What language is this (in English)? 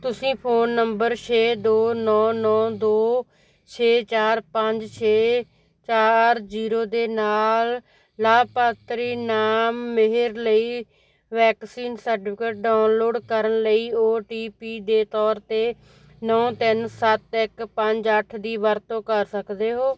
Punjabi